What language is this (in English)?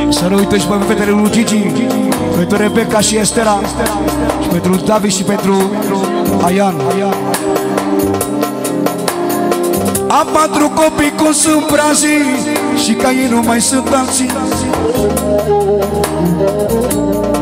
Romanian